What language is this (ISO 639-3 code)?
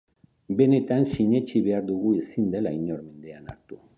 eus